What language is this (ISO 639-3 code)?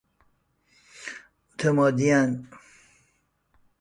fas